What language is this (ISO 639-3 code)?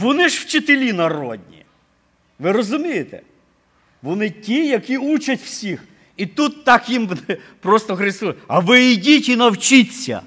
ukr